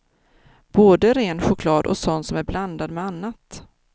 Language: Swedish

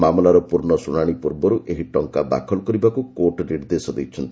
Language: Odia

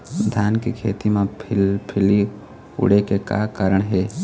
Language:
Chhattisgarhi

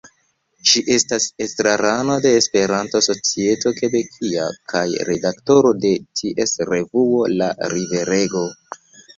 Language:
Esperanto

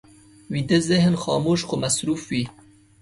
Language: Pashto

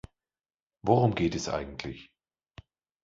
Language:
German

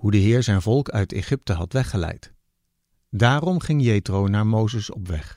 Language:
Dutch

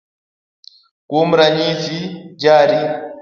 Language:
Luo (Kenya and Tanzania)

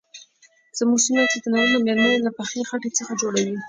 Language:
Pashto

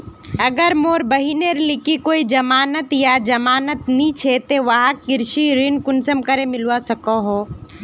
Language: Magahi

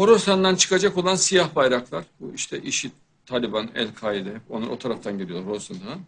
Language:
Turkish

